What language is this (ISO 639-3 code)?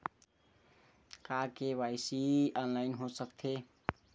hne